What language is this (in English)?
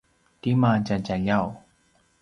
Paiwan